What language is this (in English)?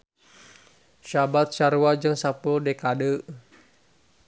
Sundanese